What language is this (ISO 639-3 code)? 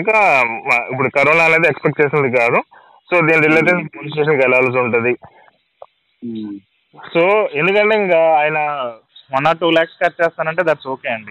tel